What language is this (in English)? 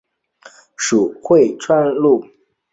Chinese